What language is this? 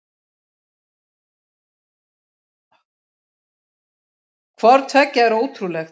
Icelandic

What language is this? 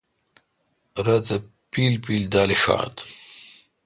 Kalkoti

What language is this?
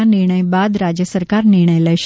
Gujarati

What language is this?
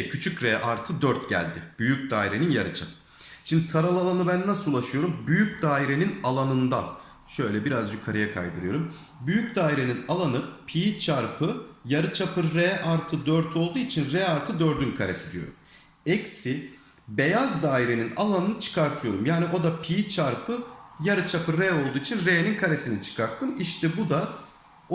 Turkish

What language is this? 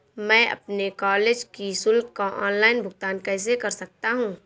Hindi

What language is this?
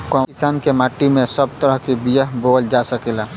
Bhojpuri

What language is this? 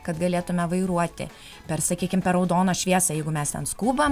Lithuanian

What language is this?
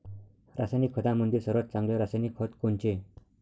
Marathi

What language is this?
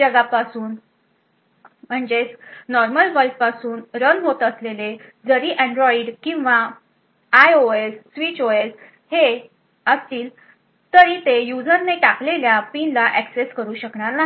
Marathi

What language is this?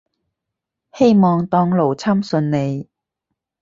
Cantonese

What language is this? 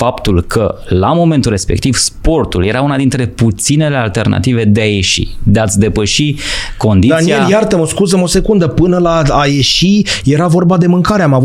Romanian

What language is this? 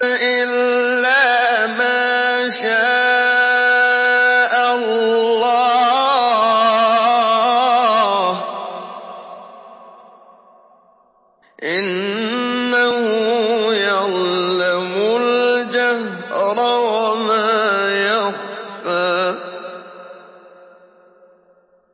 Arabic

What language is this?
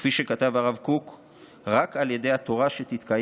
Hebrew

